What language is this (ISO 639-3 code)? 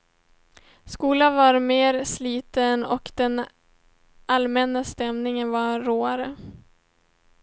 swe